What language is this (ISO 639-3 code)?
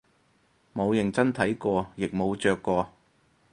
yue